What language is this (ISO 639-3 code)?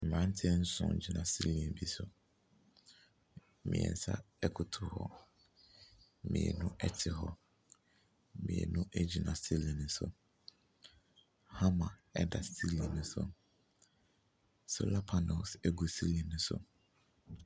aka